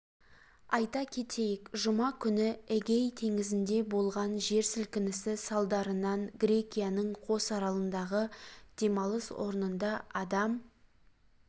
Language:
Kazakh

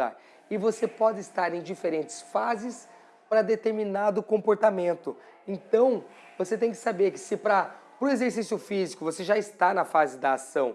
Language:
Portuguese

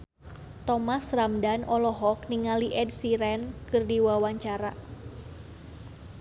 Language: Sundanese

